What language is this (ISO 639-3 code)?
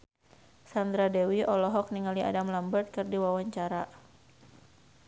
sun